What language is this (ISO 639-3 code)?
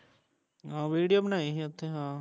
pan